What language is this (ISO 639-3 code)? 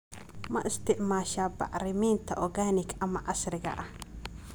som